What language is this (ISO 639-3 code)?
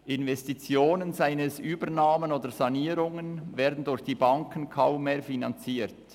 gsw